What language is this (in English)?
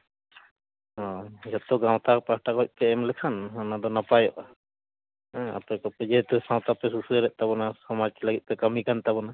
Santali